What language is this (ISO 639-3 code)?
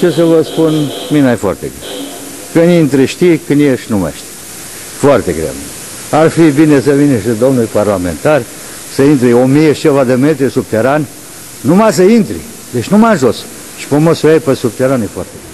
ron